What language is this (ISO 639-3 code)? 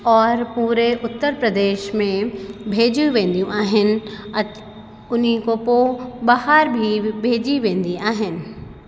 snd